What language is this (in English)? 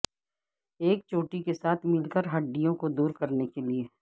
Urdu